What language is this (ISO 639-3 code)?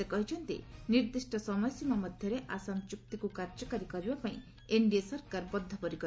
ori